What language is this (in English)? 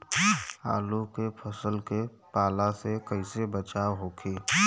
Bhojpuri